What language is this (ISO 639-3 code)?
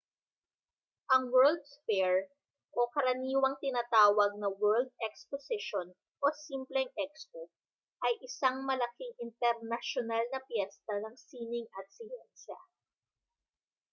fil